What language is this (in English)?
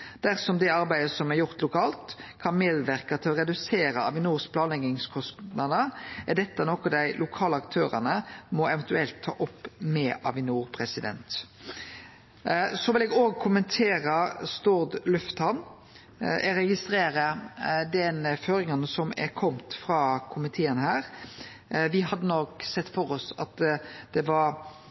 Norwegian Nynorsk